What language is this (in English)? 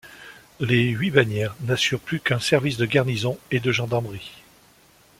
French